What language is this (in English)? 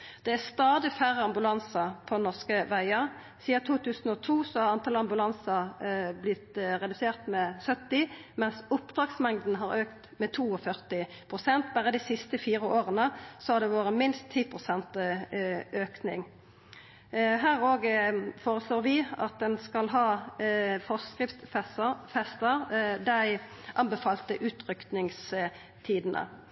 Norwegian Nynorsk